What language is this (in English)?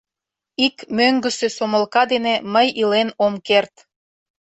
Mari